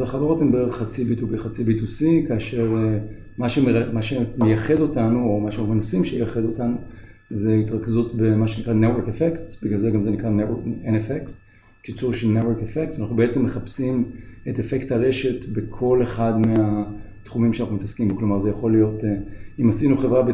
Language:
Hebrew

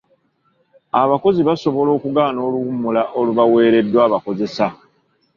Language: Ganda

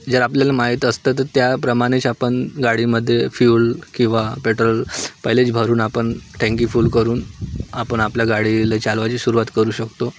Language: Marathi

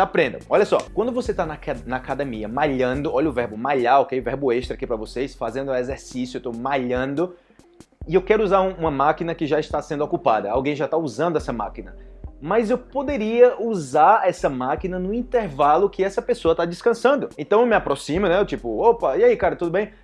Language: Portuguese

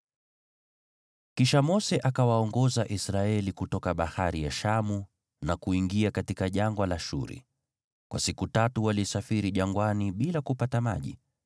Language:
Swahili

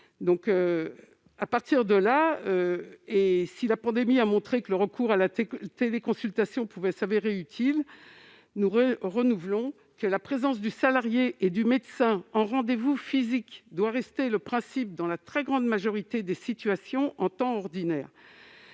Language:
French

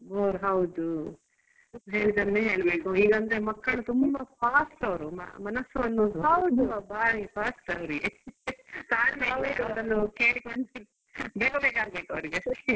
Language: Kannada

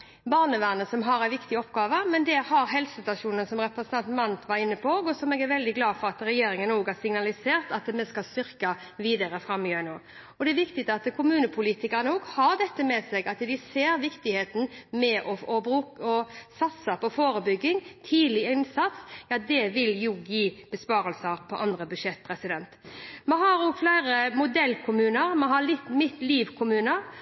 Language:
Norwegian Bokmål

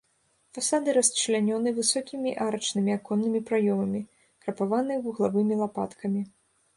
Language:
Belarusian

